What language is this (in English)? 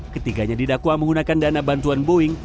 Indonesian